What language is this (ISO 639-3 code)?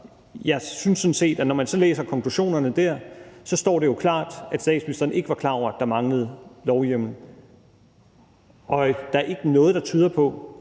dan